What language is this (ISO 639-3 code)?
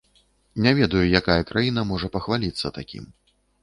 bel